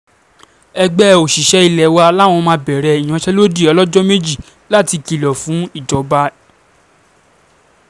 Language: Yoruba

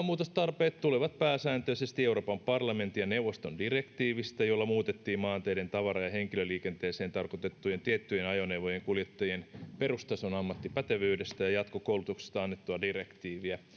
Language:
Finnish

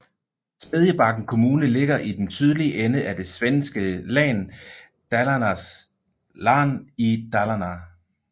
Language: Danish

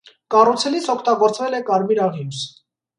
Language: Armenian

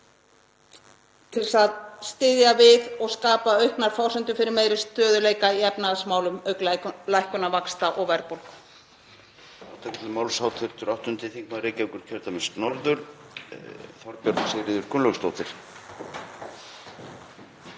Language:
Icelandic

